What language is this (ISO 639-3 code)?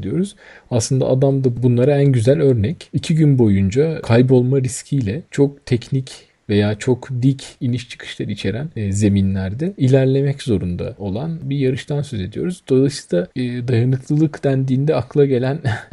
tur